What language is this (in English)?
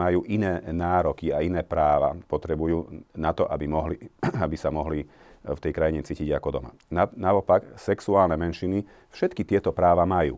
Slovak